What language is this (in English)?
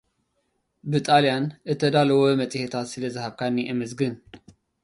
Tigrinya